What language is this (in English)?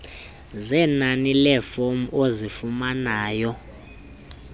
Xhosa